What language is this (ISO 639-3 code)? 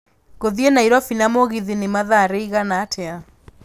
kik